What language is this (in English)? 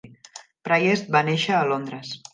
Catalan